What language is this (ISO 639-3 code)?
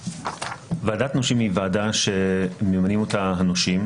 heb